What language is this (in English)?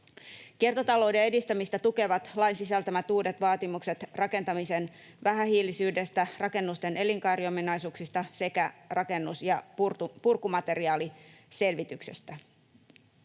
Finnish